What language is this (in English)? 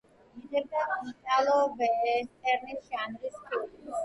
Georgian